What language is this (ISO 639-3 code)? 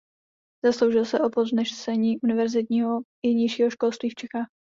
ces